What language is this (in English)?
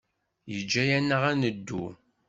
Kabyle